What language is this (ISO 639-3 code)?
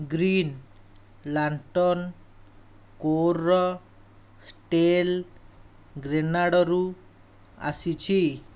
ori